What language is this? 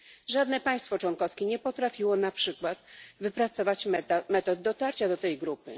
Polish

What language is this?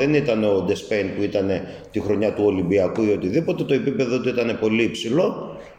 Greek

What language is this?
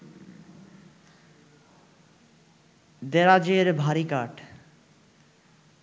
Bangla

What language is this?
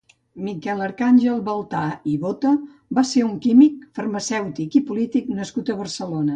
Catalan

